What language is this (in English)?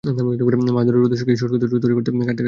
Bangla